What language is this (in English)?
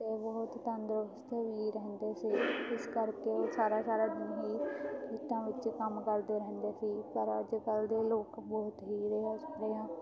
Punjabi